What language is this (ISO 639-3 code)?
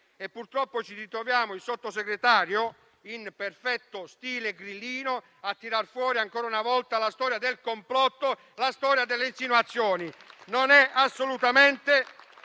ita